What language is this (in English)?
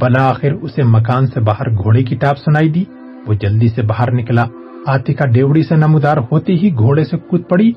Urdu